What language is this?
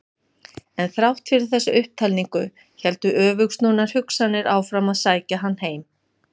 Icelandic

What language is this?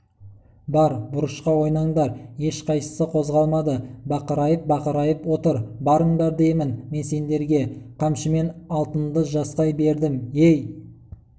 Kazakh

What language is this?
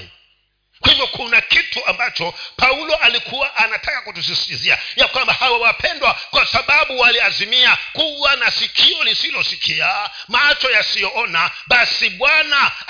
Swahili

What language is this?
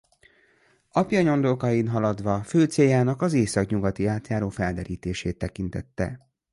Hungarian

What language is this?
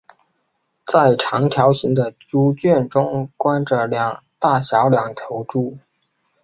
Chinese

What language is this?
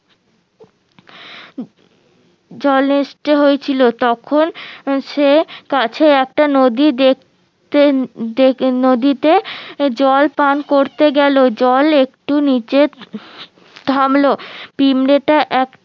Bangla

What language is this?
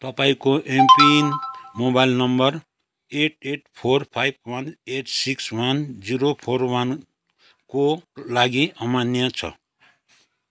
Nepali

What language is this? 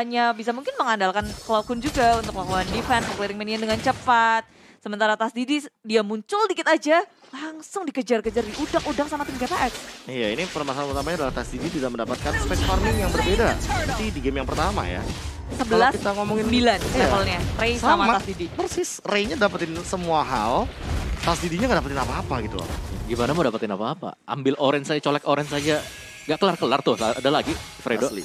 Indonesian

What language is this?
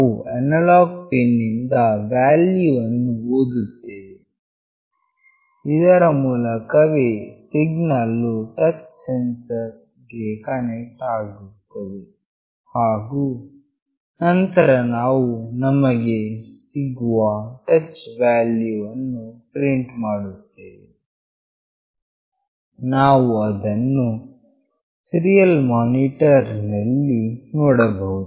Kannada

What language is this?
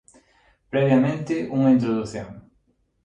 Galician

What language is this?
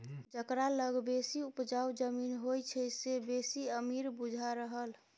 Maithili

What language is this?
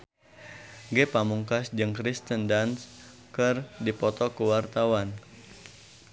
Sundanese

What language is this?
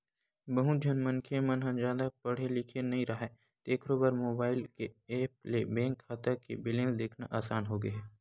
Chhattisgarhi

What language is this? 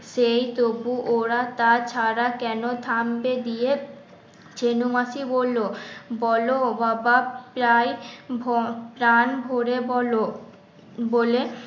Bangla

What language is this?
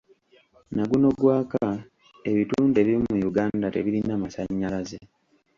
Ganda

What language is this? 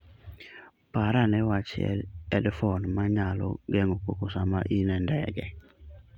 Luo (Kenya and Tanzania)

